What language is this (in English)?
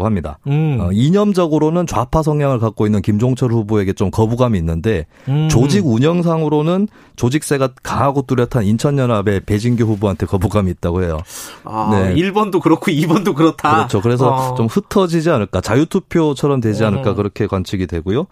Korean